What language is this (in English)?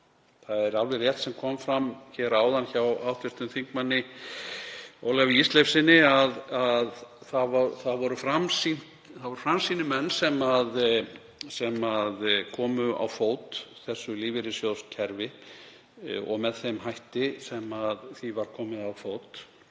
Icelandic